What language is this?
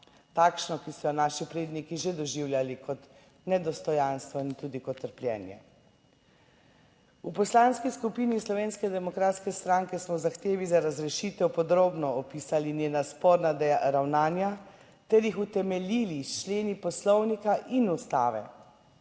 Slovenian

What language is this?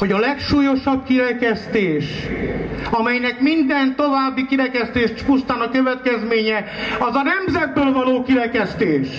Hungarian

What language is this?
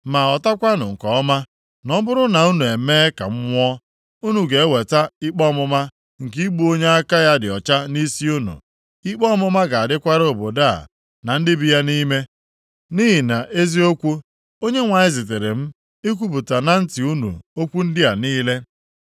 Igbo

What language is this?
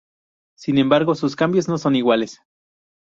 Spanish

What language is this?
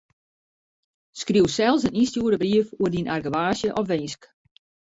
Western Frisian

